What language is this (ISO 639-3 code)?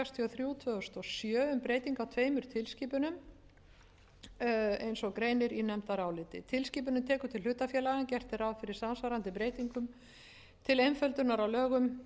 isl